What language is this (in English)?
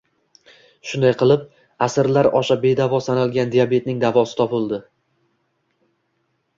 Uzbek